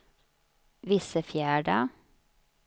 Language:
Swedish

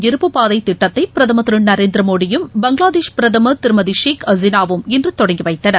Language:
Tamil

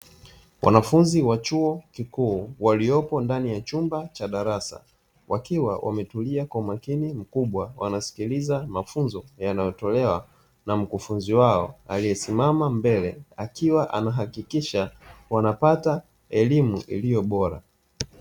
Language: Swahili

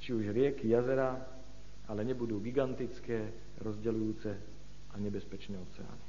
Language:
Slovak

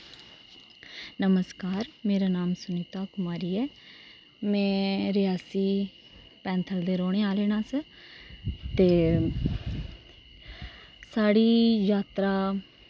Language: Dogri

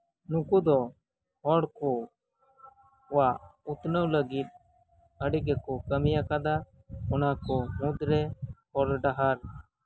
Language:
Santali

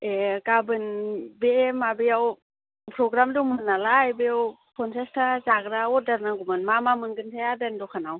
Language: Bodo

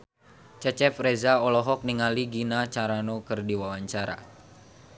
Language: Sundanese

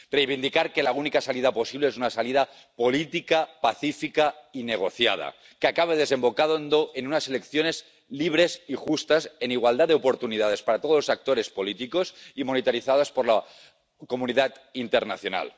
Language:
Spanish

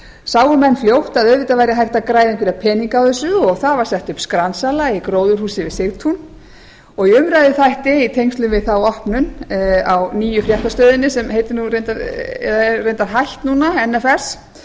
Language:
Icelandic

